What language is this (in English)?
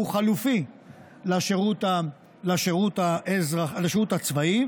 Hebrew